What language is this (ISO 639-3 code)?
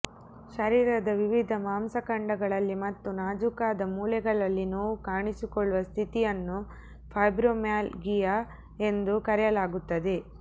kan